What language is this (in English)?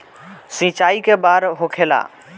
Bhojpuri